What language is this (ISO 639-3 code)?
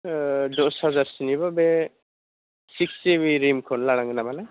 brx